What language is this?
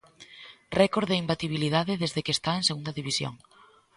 Galician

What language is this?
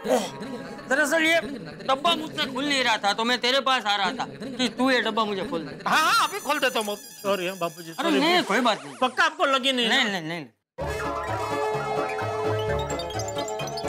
Hindi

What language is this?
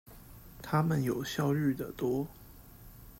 Chinese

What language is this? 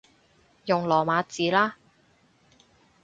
Cantonese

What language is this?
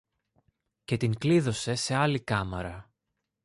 Greek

